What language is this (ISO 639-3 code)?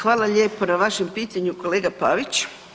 hrv